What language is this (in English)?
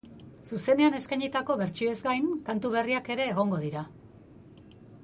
Basque